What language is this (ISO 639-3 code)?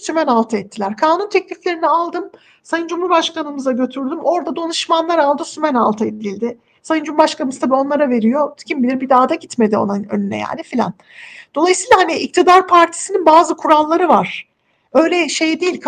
tur